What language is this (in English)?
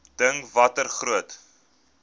Afrikaans